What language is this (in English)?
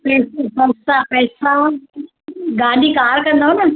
Sindhi